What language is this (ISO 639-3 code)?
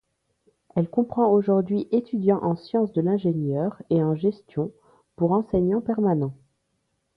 fra